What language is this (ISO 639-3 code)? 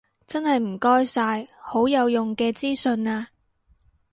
yue